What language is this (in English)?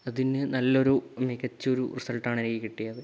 Malayalam